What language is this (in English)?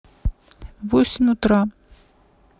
Russian